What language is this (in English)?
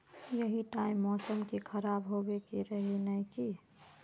Magahi